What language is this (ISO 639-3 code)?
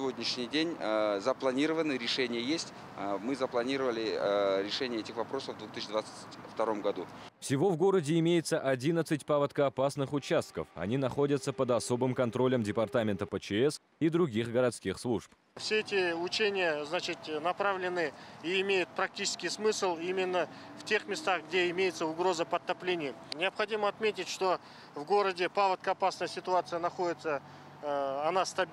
rus